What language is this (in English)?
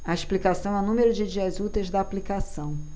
Portuguese